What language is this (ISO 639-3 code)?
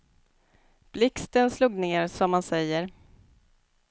swe